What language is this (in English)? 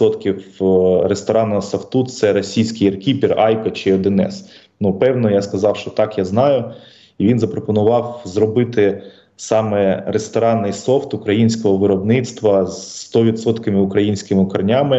Ukrainian